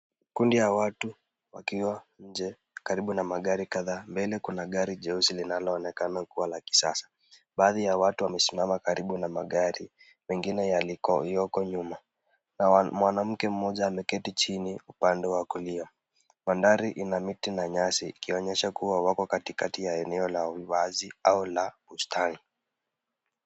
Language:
Swahili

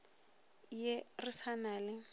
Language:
Northern Sotho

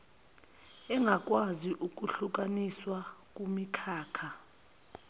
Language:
Zulu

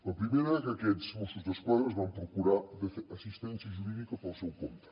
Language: Catalan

